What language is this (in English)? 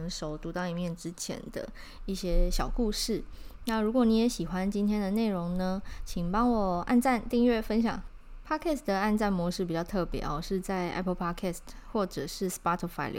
Chinese